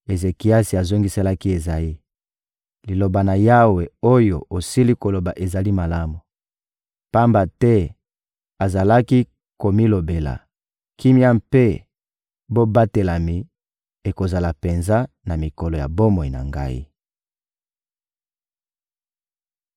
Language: Lingala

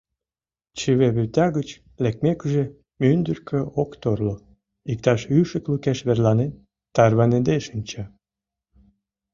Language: Mari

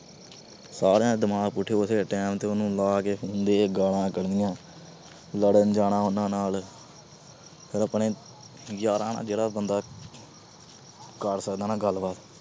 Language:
Punjabi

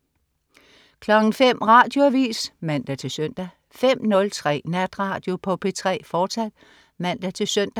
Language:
Danish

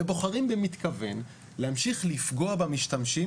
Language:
Hebrew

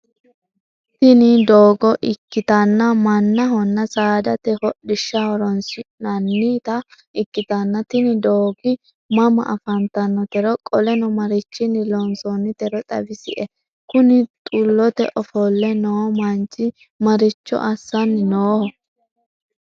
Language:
Sidamo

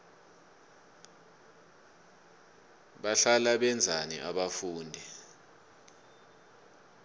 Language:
South Ndebele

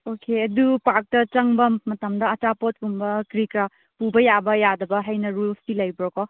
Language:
Manipuri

